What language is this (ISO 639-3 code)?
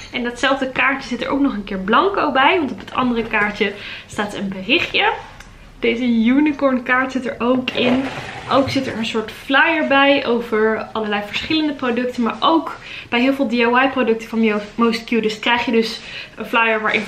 nld